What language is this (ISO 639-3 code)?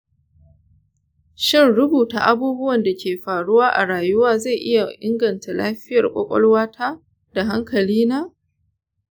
hau